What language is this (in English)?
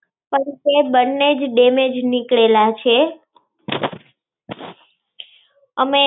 Gujarati